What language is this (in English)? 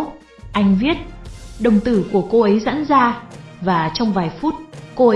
Vietnamese